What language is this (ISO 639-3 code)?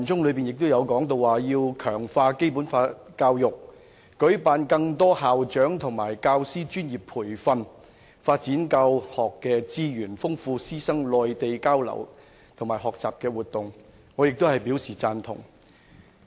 yue